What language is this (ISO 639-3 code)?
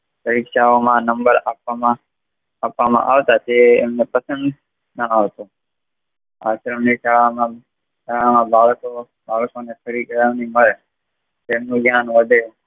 guj